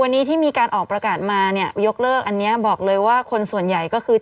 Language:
Thai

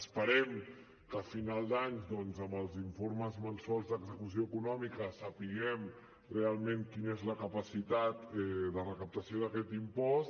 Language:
Catalan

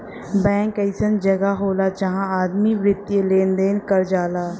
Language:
Bhojpuri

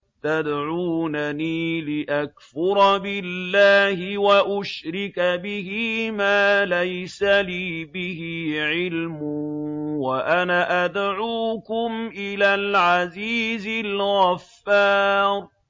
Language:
Arabic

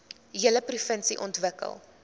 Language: Afrikaans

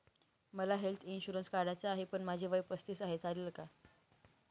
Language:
Marathi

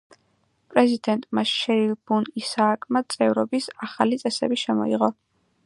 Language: Georgian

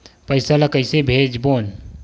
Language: Chhattisgarhi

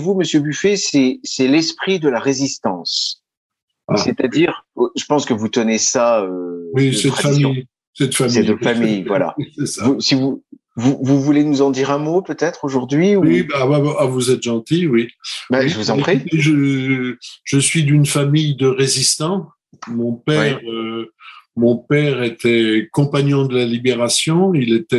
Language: French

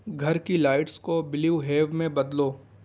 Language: Urdu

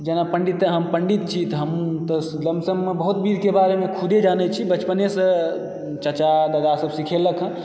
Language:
Maithili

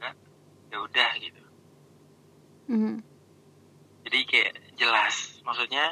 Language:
Indonesian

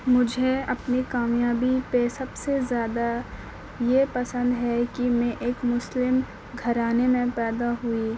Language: Urdu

